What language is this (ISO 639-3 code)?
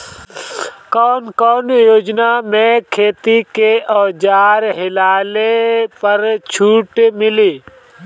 bho